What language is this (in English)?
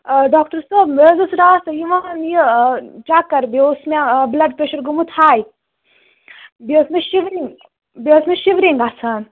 Kashmiri